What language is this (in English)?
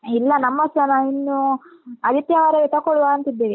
Kannada